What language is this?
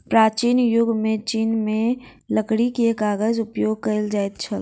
Maithili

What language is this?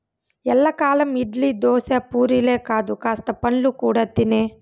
Telugu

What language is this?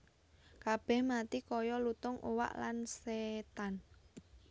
Javanese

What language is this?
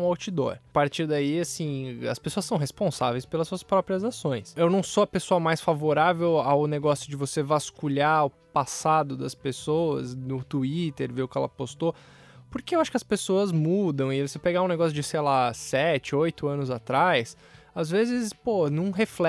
Portuguese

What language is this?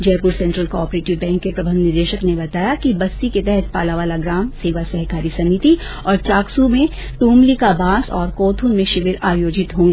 Hindi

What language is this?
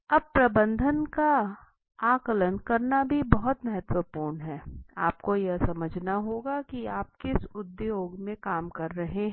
Hindi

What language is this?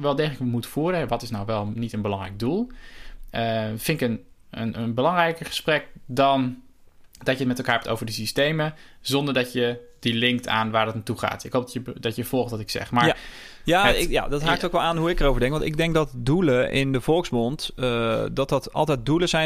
Dutch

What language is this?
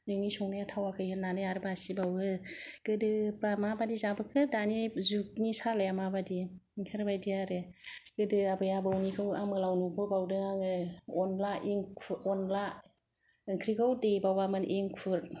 Bodo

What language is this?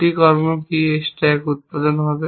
Bangla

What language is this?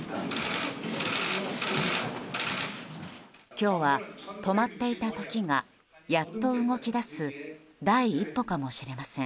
Japanese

